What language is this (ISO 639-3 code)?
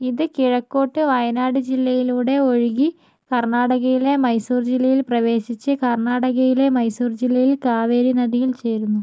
mal